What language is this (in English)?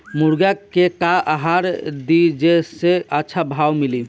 Bhojpuri